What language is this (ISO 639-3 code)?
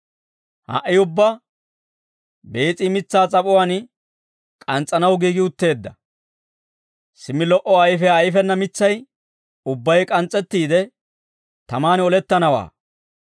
dwr